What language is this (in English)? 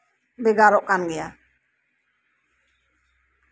Santali